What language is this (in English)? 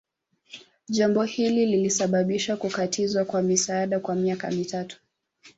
Swahili